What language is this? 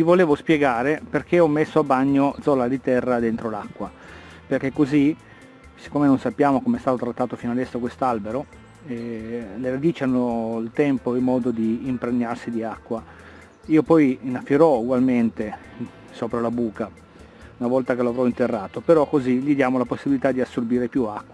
Italian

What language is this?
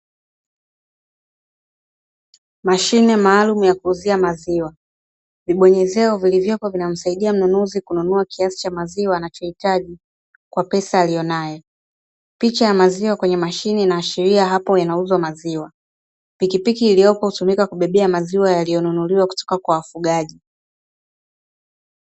Swahili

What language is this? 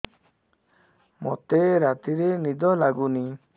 Odia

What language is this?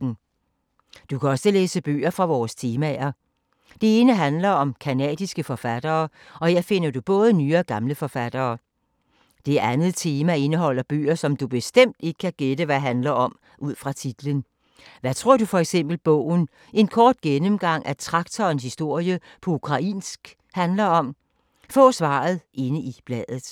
Danish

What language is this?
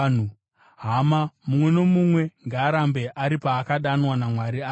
Shona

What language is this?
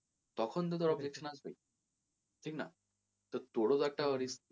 Bangla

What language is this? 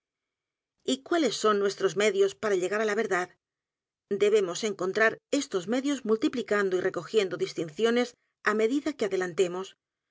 Spanish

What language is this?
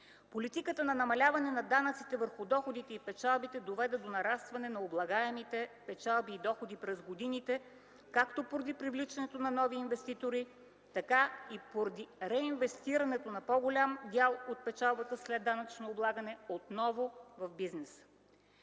Bulgarian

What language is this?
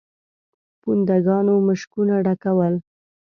Pashto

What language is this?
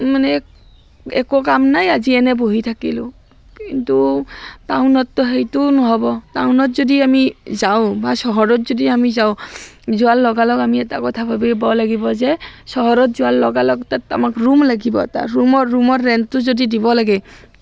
Assamese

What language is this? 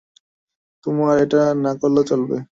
Bangla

